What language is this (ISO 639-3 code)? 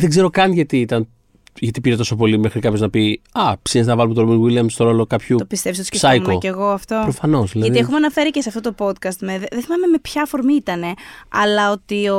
ell